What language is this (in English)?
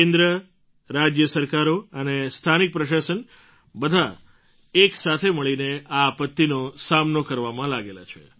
Gujarati